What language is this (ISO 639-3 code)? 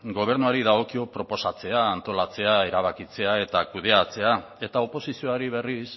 eus